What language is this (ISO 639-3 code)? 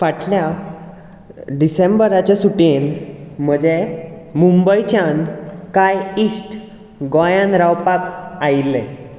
kok